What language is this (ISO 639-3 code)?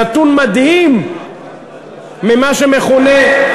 heb